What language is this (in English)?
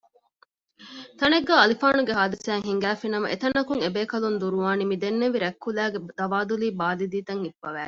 Divehi